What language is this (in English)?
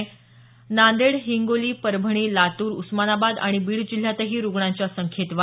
Marathi